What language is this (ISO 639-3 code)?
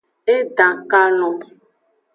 ajg